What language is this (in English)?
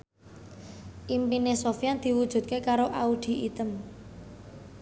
Javanese